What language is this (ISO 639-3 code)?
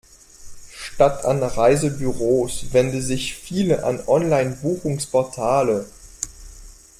deu